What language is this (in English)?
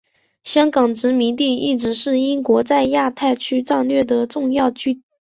Chinese